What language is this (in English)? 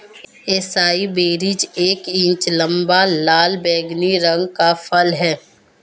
Hindi